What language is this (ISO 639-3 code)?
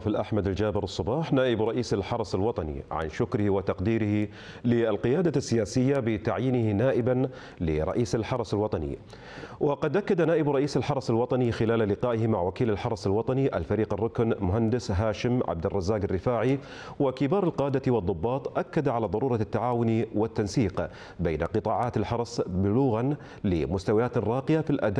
ara